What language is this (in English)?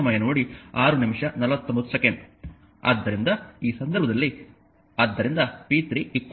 Kannada